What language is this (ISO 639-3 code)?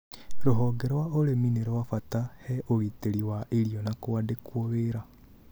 kik